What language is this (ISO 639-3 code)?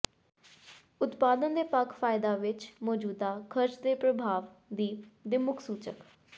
pan